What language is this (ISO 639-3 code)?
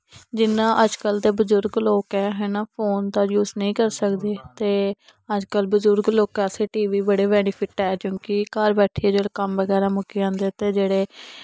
doi